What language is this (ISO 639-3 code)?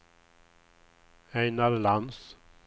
swe